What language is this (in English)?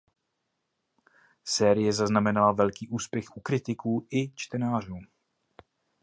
Czech